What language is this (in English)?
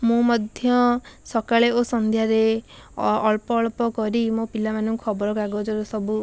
Odia